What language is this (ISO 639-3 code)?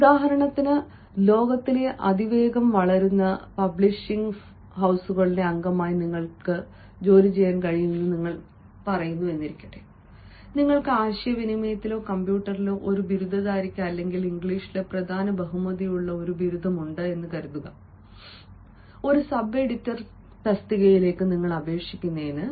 mal